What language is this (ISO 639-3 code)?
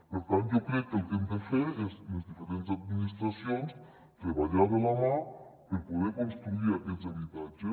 cat